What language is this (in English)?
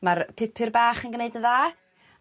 Welsh